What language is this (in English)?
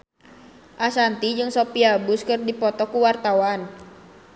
Sundanese